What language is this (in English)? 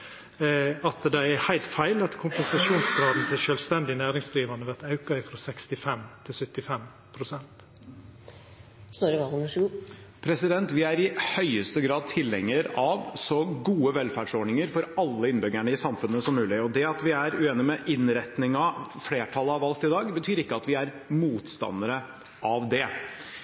Norwegian